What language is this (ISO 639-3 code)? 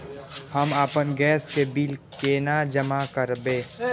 mai